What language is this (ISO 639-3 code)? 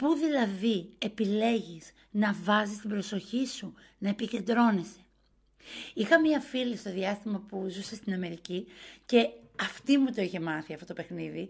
ell